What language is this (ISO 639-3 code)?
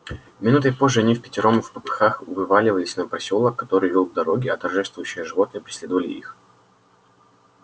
rus